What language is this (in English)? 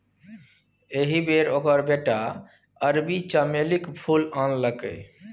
Maithili